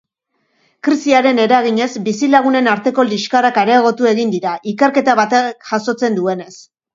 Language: Basque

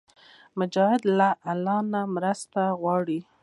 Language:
Pashto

